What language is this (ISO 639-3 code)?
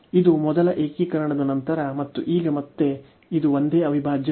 kan